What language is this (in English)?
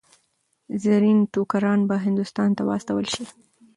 Pashto